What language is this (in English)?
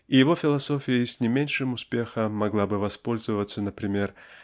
Russian